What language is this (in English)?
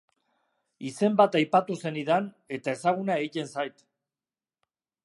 Basque